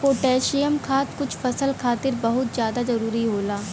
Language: Bhojpuri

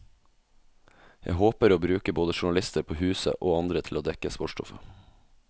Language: Norwegian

